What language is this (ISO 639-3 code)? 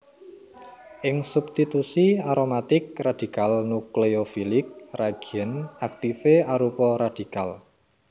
jav